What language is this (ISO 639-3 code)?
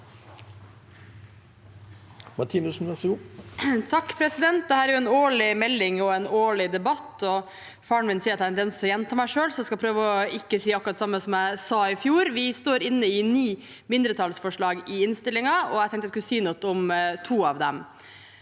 nor